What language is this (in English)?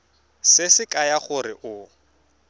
Tswana